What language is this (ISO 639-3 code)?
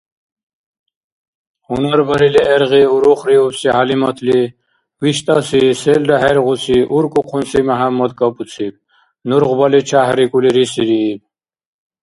dar